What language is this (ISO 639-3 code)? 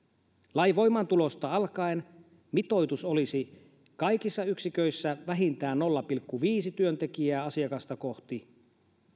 fin